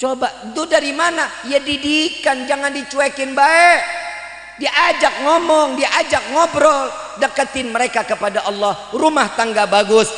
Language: Indonesian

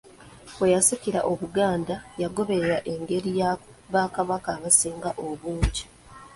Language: Ganda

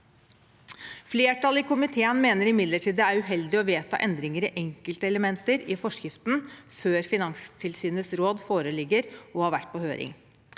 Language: Norwegian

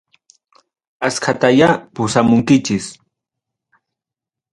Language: Ayacucho Quechua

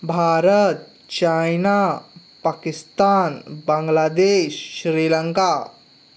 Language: Konkani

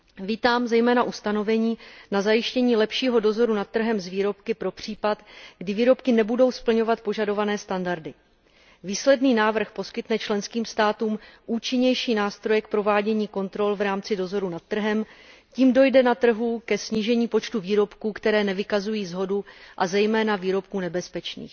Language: Czech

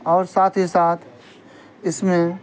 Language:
Urdu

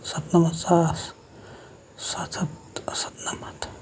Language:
Kashmiri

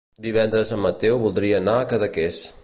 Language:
Catalan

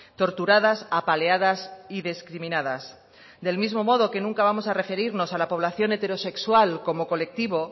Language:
Spanish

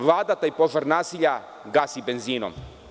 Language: Serbian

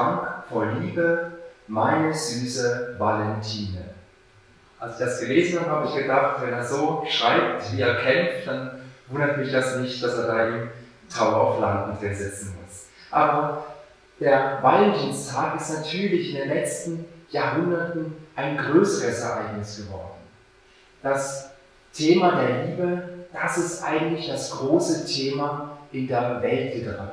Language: German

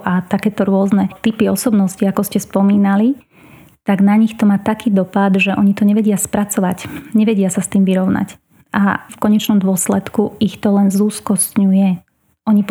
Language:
Slovak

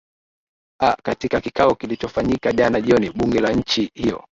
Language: Swahili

